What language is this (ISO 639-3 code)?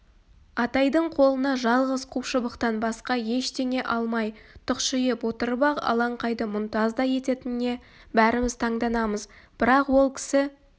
kaz